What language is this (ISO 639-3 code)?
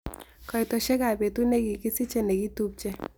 kln